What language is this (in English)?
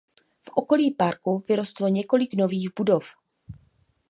Czech